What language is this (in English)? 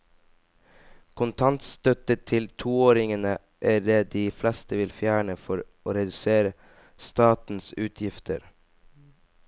Norwegian